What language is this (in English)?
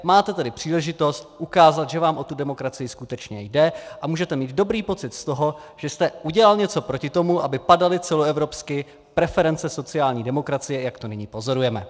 Czech